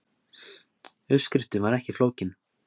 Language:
Icelandic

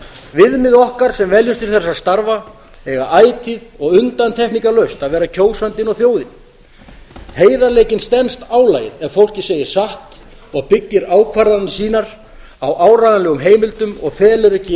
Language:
Icelandic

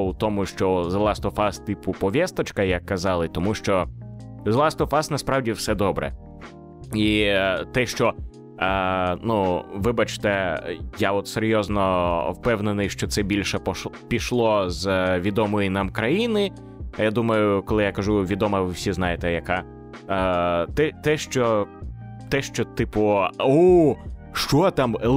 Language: Ukrainian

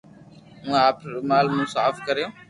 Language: Loarki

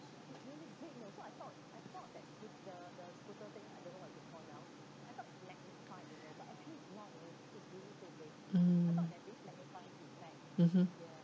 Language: English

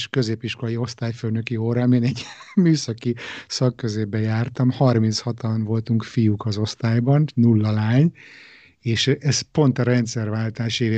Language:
Hungarian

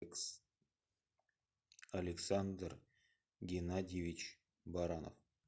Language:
Russian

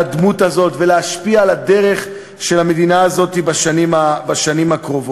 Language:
Hebrew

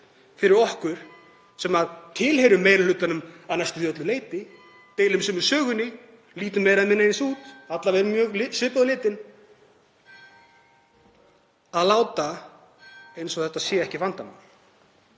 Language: Icelandic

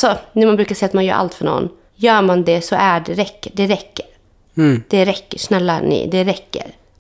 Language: Swedish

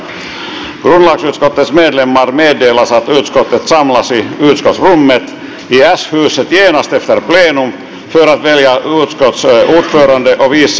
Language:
Finnish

